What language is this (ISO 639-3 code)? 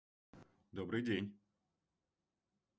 rus